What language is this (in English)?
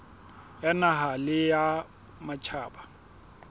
Southern Sotho